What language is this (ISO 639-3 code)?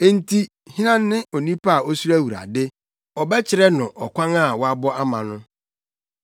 aka